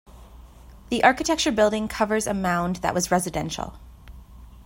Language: English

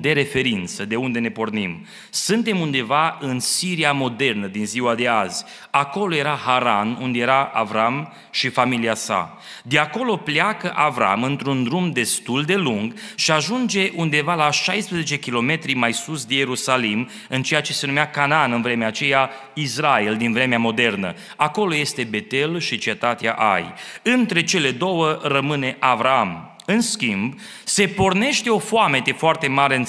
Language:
Romanian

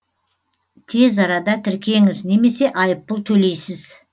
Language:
Kazakh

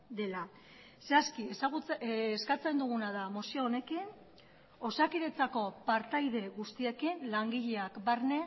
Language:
Basque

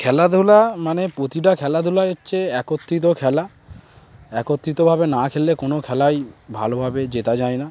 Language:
Bangla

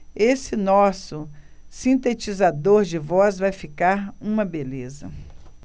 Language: Portuguese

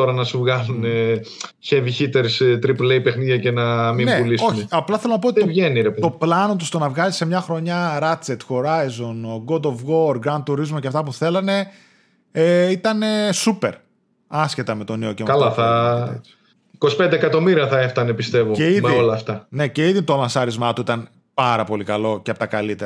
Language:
Greek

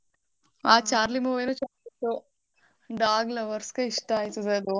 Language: Kannada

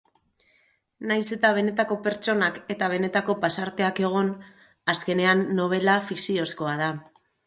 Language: Basque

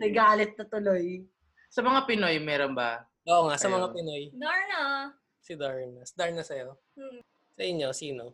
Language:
Filipino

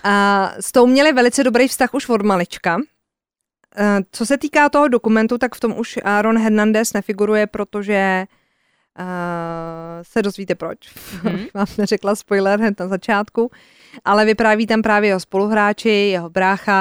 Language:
Czech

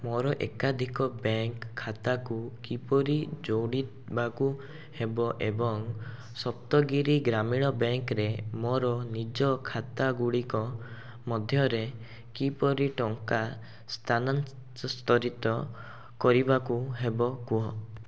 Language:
Odia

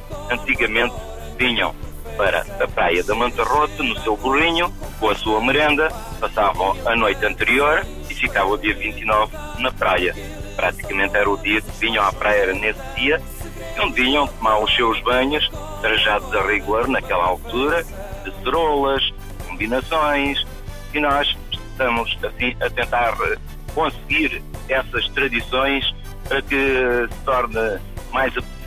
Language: Portuguese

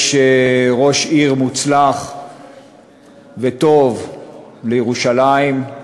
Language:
Hebrew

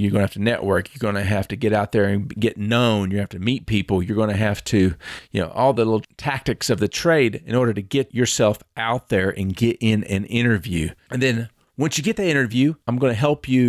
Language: English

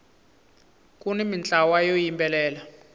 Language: Tsonga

